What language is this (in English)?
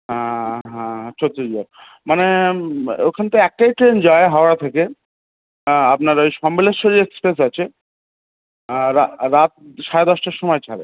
Bangla